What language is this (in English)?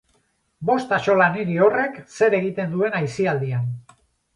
Basque